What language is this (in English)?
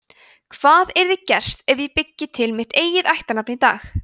Icelandic